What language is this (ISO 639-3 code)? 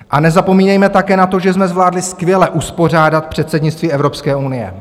ces